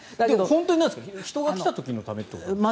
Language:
Japanese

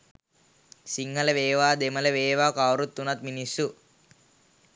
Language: Sinhala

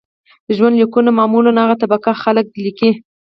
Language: Pashto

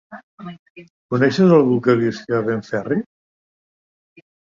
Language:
Catalan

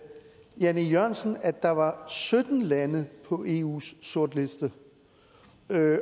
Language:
Danish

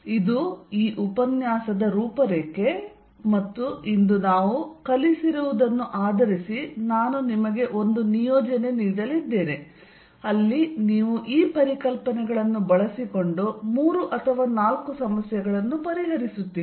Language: Kannada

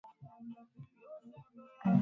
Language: Swahili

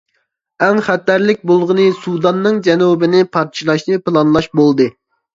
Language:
Uyghur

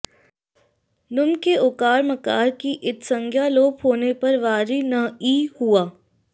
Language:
Sanskrit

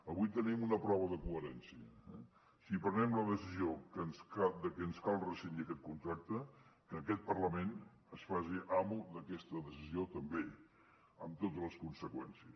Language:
Catalan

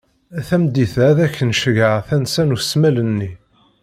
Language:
Kabyle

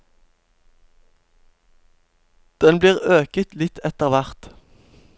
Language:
Norwegian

